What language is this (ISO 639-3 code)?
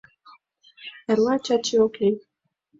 chm